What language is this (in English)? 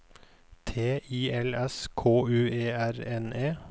Norwegian